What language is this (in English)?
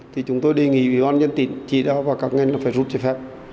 Vietnamese